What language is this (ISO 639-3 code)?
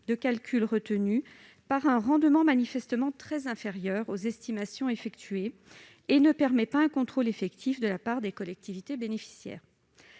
fra